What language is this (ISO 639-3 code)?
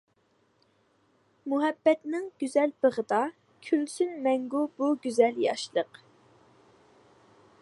uig